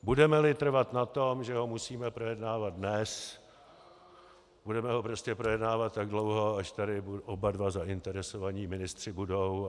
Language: Czech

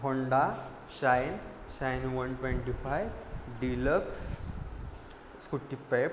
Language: Marathi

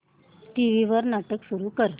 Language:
Marathi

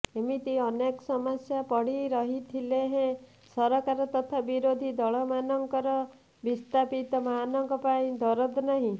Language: Odia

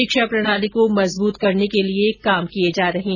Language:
Hindi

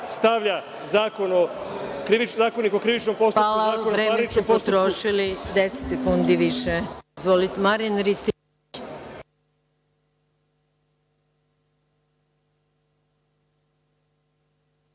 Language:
Serbian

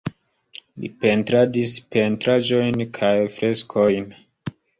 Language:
Esperanto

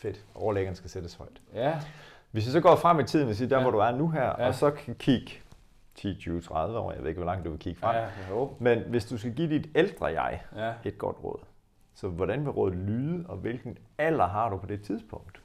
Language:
Danish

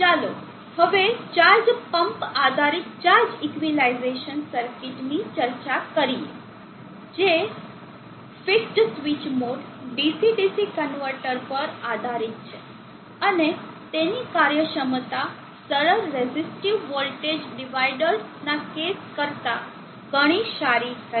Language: Gujarati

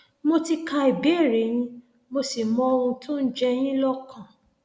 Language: Yoruba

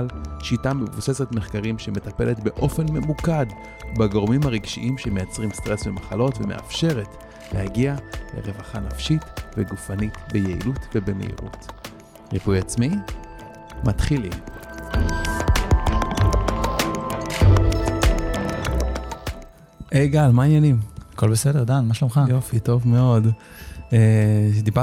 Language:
Hebrew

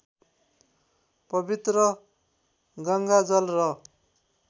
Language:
Nepali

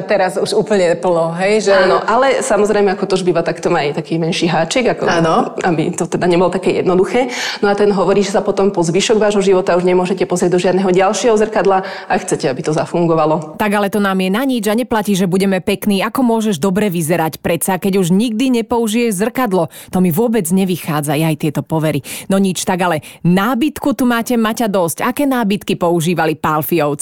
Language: Slovak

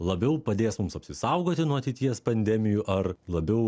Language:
Lithuanian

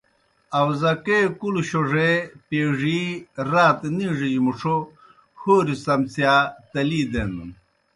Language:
Kohistani Shina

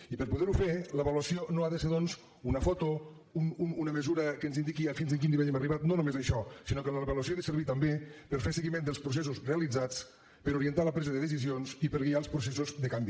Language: Catalan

